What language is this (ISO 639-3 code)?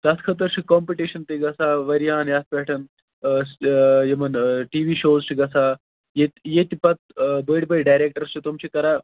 kas